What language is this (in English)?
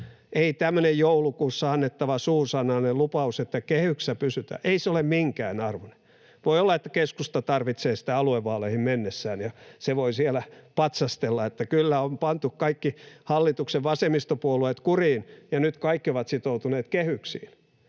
Finnish